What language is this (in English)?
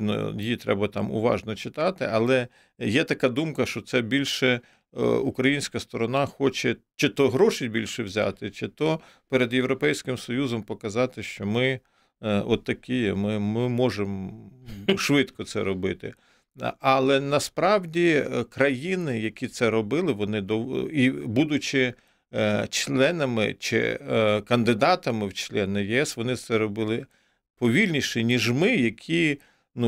Ukrainian